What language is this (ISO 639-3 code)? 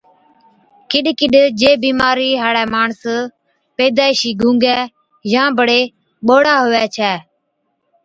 odk